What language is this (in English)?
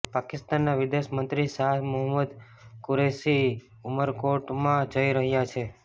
Gujarati